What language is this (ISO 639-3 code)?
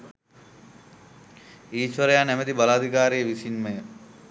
sin